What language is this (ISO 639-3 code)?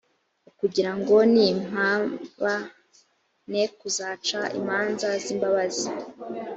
kin